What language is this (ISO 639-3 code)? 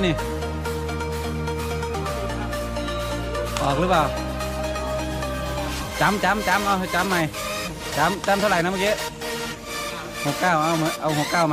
tha